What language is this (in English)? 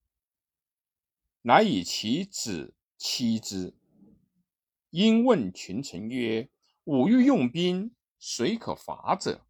Chinese